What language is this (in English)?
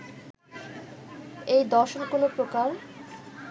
Bangla